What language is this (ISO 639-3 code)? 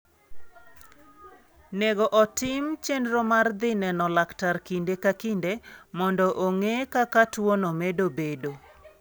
luo